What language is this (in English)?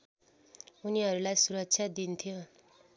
Nepali